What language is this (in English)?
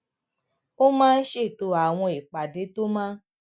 Yoruba